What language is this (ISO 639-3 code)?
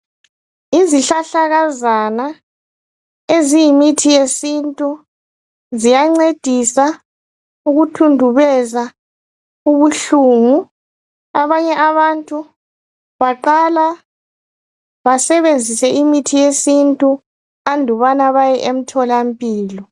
nde